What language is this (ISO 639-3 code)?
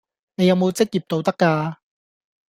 yue